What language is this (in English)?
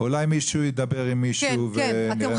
Hebrew